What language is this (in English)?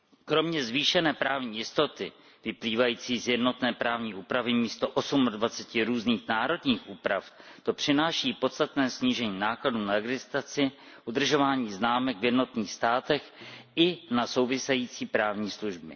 Czech